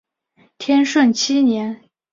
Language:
Chinese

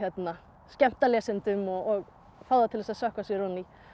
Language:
Icelandic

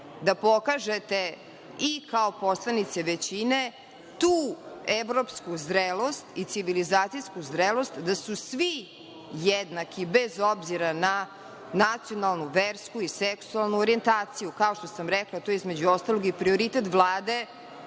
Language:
Serbian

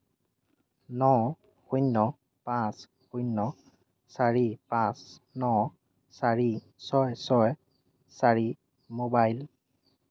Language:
Assamese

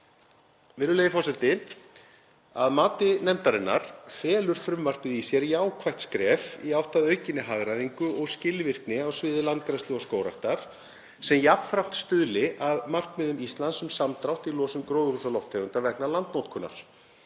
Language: Icelandic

